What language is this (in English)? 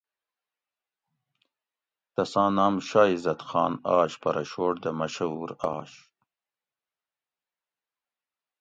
Gawri